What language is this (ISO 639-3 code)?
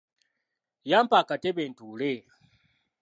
lug